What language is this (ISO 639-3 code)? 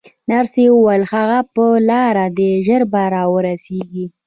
pus